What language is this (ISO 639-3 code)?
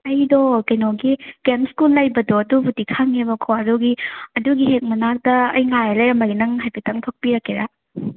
mni